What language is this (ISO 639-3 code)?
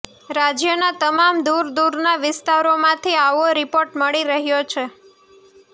guj